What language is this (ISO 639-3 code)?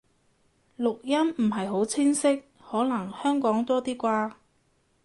yue